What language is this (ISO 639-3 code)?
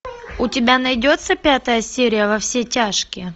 rus